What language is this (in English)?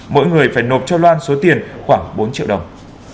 Vietnamese